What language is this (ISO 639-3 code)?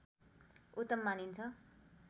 nep